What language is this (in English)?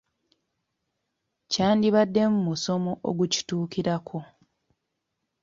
Ganda